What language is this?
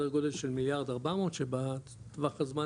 Hebrew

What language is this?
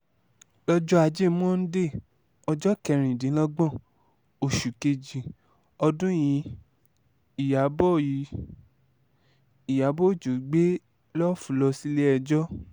Yoruba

